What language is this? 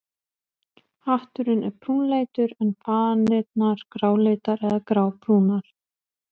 Icelandic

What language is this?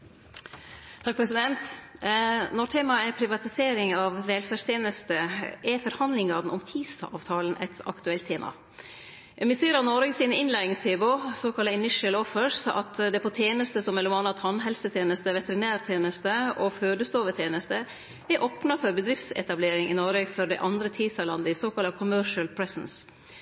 Norwegian Nynorsk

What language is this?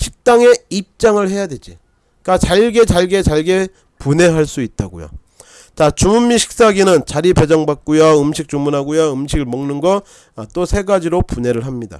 Korean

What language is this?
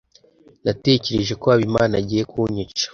Kinyarwanda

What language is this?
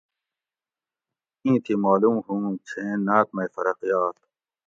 Gawri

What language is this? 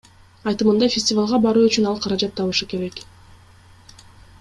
Kyrgyz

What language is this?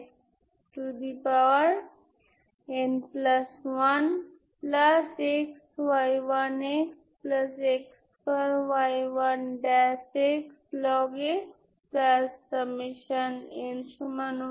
Bangla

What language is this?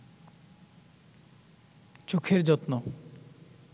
Bangla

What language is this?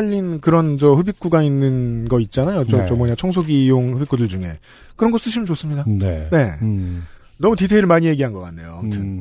Korean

